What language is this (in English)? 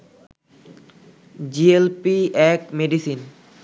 Bangla